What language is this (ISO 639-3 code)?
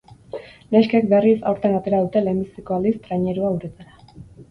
eus